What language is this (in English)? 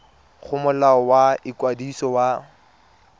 Tswana